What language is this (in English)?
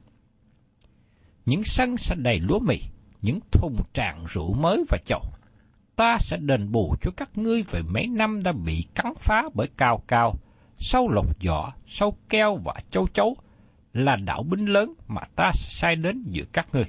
Vietnamese